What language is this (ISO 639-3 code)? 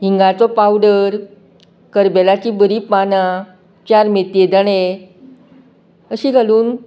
kok